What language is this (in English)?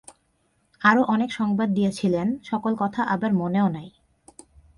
Bangla